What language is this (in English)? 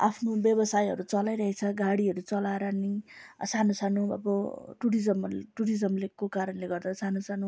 Nepali